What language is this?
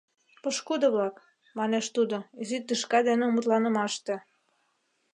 Mari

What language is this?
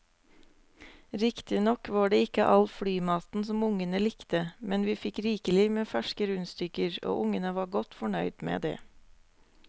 Norwegian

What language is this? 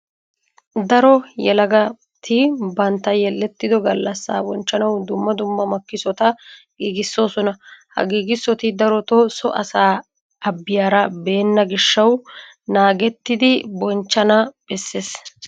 Wolaytta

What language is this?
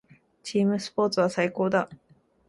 Japanese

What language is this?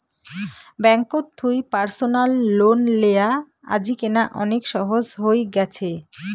Bangla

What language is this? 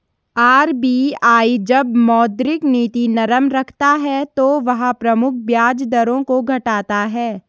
Hindi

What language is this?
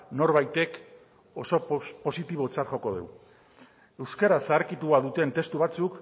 Basque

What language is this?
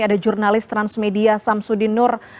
Indonesian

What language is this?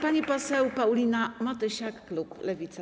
Polish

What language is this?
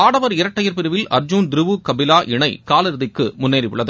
Tamil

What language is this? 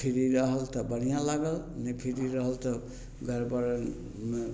Maithili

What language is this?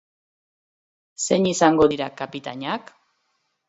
Basque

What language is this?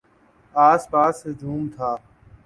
Urdu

